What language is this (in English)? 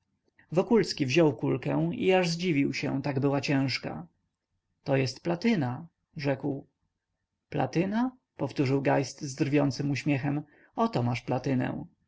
Polish